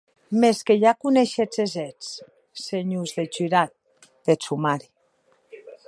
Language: Occitan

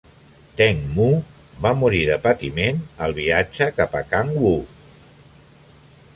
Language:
Catalan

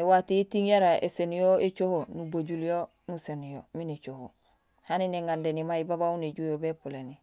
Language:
Gusilay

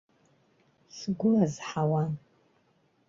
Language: Abkhazian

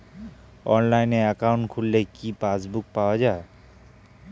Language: Bangla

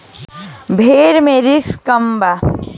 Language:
Bhojpuri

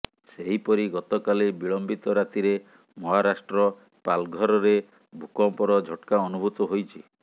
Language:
Odia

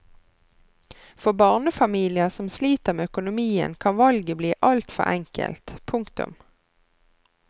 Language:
Norwegian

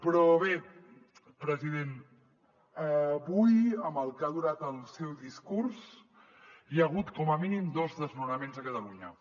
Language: Catalan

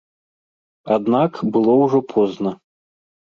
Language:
Belarusian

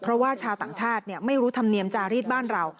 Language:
Thai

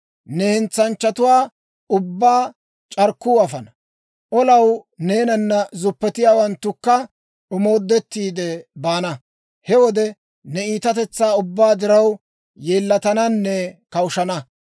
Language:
Dawro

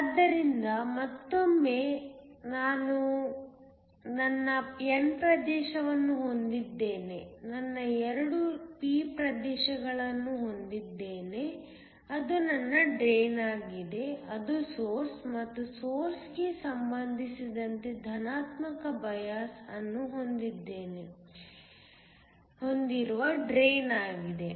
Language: Kannada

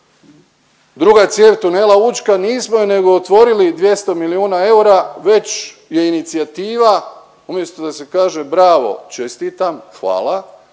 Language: Croatian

